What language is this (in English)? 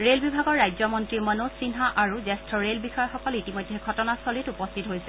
Assamese